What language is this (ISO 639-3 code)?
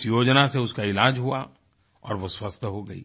hin